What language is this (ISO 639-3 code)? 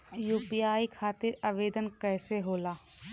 bho